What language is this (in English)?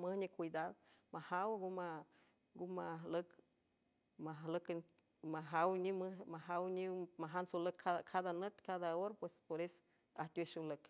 San Francisco Del Mar Huave